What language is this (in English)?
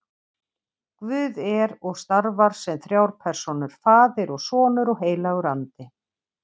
Icelandic